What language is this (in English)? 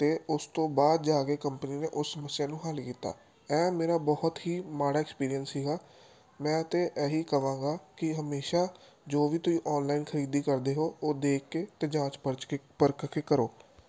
Punjabi